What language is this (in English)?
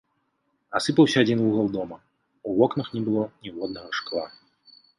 Belarusian